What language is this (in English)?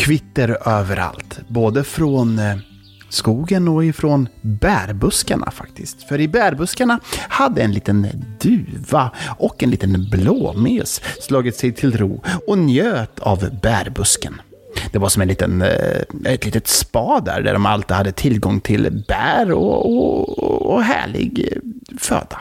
Swedish